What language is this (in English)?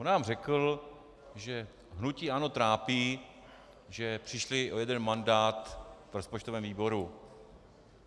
Czech